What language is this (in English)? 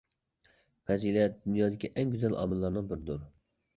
Uyghur